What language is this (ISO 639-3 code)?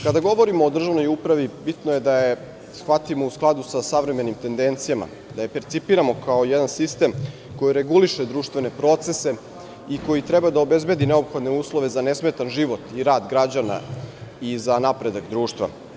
srp